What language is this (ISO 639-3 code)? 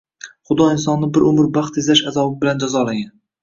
uzb